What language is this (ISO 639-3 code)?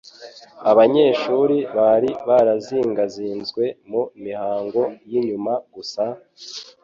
kin